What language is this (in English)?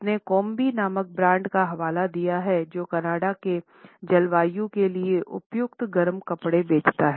Hindi